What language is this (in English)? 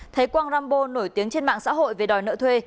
Vietnamese